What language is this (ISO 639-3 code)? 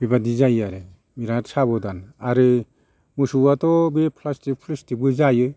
brx